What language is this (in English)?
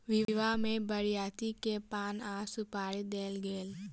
Maithili